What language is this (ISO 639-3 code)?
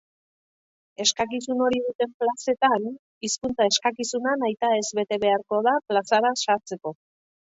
eus